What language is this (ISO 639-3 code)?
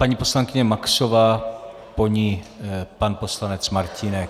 ces